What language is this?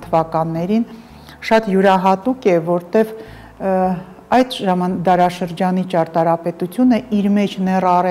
Romanian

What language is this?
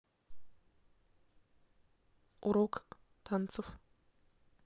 Russian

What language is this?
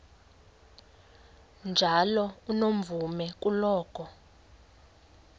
Xhosa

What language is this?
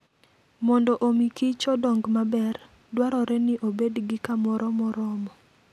Luo (Kenya and Tanzania)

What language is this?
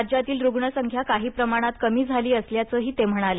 Marathi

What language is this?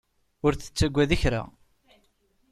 Kabyle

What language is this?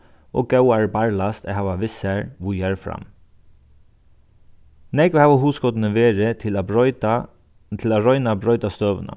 Faroese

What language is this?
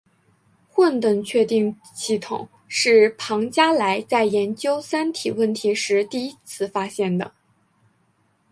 Chinese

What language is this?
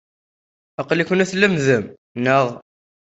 Kabyle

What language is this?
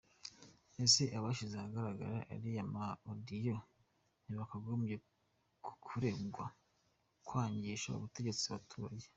Kinyarwanda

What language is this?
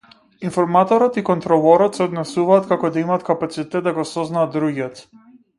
Macedonian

